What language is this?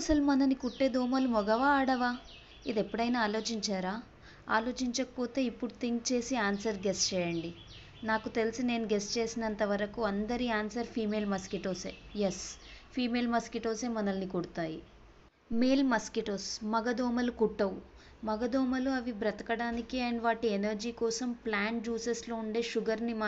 Hindi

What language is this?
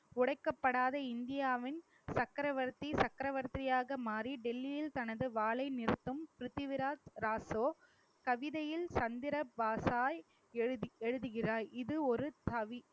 Tamil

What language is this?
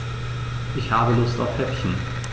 German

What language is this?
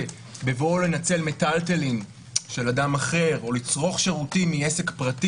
Hebrew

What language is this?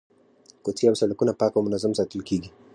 Pashto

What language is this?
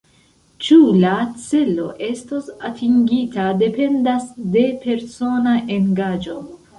Esperanto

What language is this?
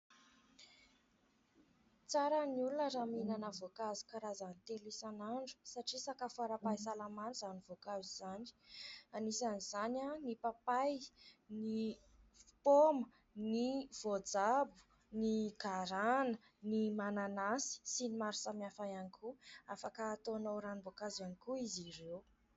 Malagasy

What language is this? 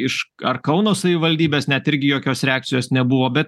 Lithuanian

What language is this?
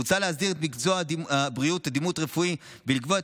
Hebrew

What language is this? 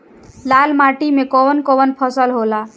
Bhojpuri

